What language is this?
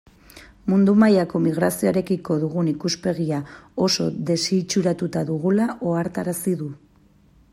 Basque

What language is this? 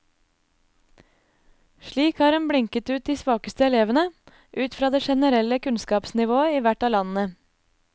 Norwegian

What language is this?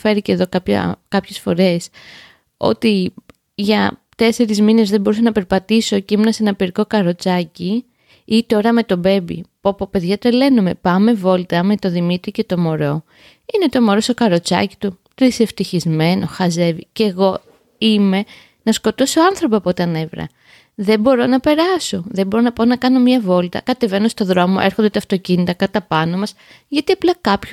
Greek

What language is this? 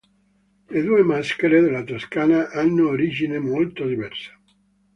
Italian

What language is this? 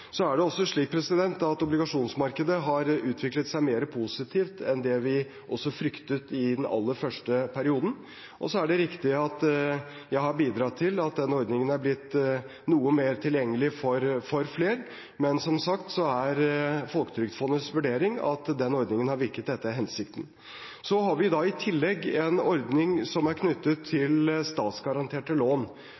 Norwegian Bokmål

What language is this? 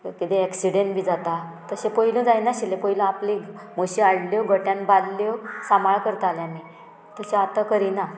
Konkani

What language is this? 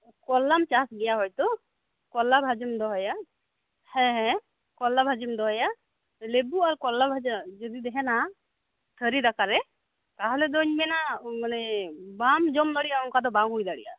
Santali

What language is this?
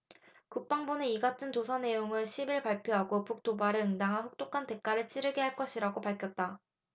Korean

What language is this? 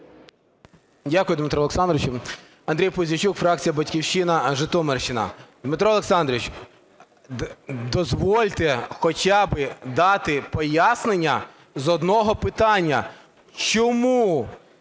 Ukrainian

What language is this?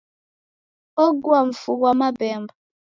Taita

